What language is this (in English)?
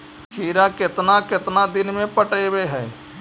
Magahi